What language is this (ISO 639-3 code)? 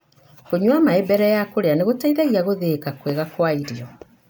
kik